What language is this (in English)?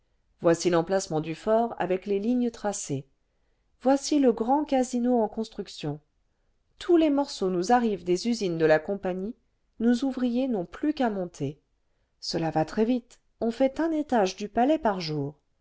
French